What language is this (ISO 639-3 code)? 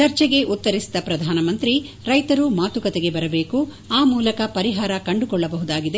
kan